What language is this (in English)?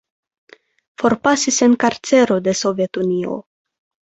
Esperanto